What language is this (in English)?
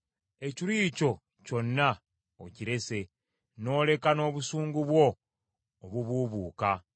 Ganda